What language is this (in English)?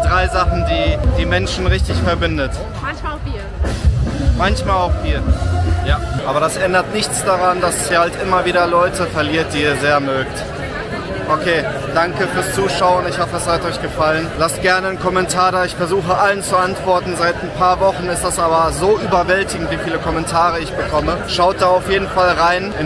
German